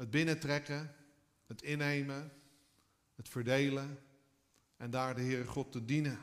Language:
Dutch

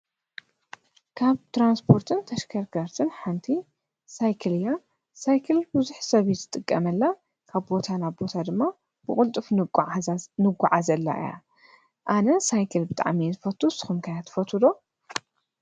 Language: Tigrinya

